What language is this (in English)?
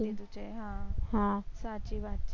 Gujarati